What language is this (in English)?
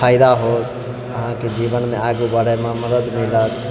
Maithili